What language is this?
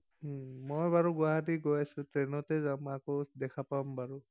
Assamese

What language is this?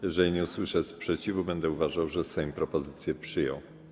Polish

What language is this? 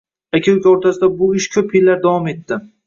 Uzbek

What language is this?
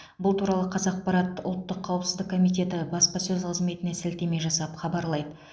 Kazakh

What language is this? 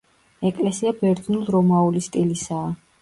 Georgian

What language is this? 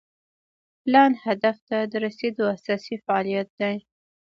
Pashto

